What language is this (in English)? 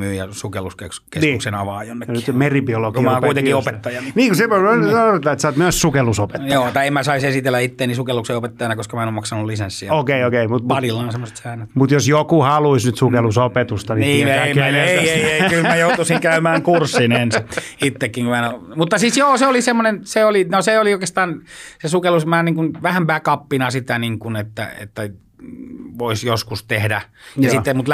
Finnish